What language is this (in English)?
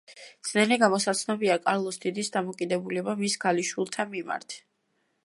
Georgian